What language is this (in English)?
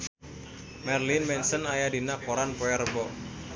Sundanese